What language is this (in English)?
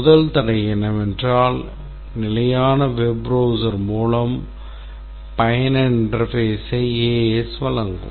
Tamil